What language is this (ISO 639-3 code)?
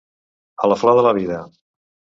cat